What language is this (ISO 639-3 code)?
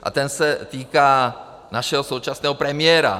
ces